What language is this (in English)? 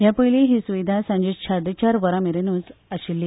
Konkani